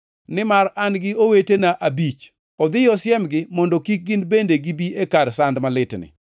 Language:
Luo (Kenya and Tanzania)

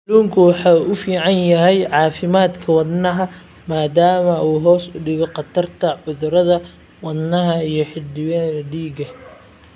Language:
Somali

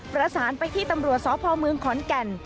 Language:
Thai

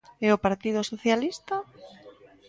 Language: Galician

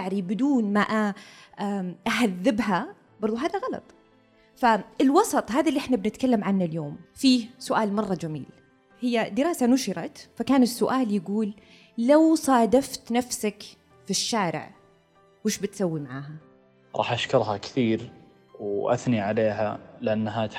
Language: Arabic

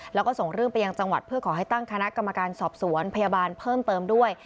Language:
Thai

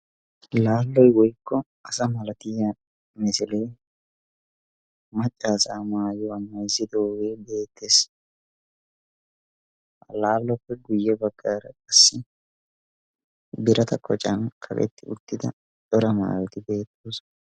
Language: Wolaytta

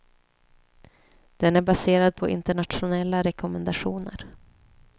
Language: Swedish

